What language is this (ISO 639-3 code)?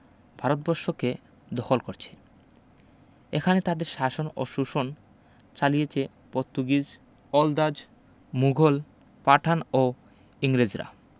ben